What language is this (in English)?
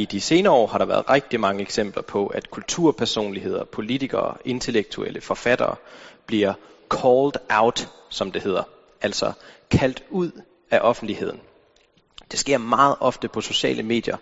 Danish